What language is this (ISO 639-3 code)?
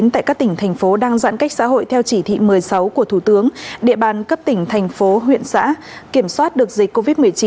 vie